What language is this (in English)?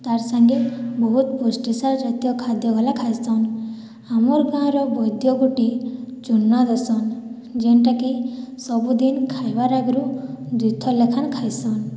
Odia